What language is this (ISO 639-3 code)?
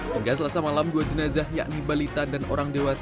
ind